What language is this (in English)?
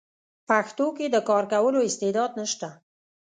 Pashto